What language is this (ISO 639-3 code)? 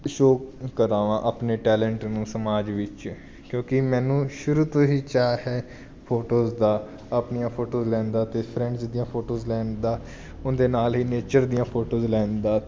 pan